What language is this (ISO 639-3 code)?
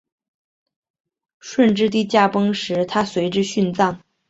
zho